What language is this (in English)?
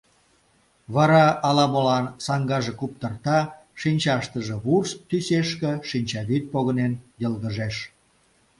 Mari